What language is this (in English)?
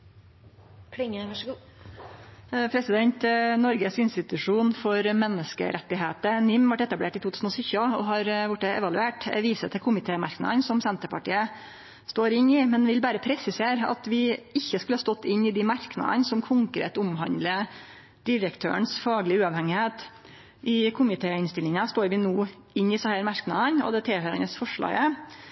Norwegian Nynorsk